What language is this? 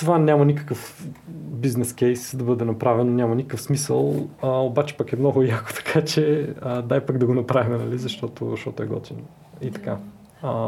Bulgarian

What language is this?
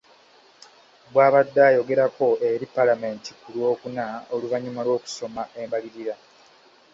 Ganda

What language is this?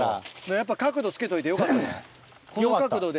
Japanese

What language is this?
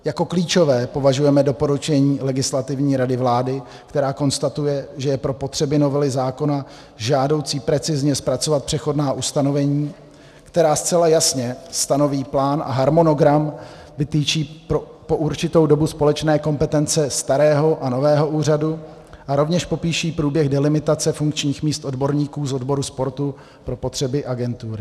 Czech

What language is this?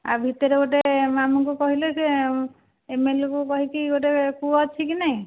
Odia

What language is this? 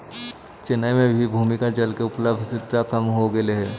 Magahi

